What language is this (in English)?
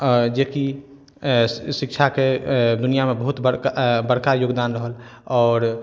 Maithili